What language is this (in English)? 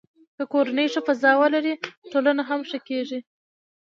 Pashto